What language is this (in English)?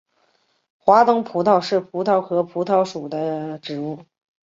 Chinese